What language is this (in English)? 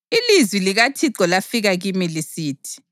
North Ndebele